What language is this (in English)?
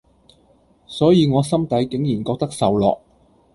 Cantonese